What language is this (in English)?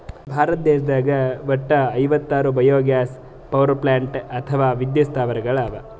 Kannada